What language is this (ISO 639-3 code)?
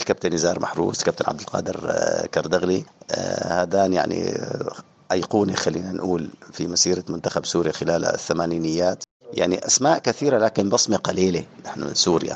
ara